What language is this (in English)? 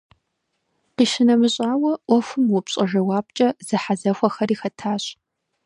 Kabardian